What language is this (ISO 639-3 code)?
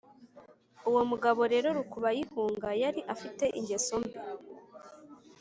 kin